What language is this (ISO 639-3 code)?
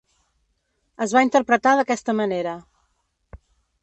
cat